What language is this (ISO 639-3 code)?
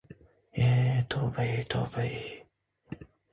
uzb